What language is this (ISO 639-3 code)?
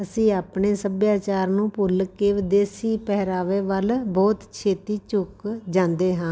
pan